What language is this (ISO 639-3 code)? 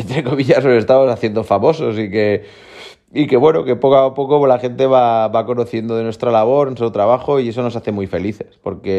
spa